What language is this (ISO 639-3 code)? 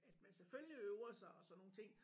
dan